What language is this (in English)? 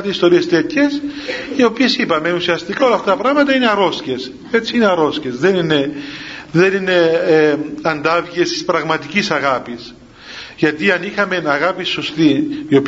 Greek